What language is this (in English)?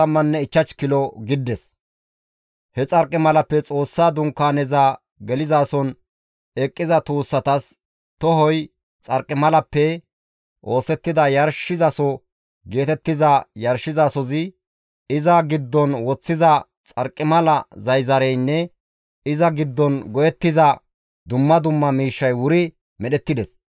Gamo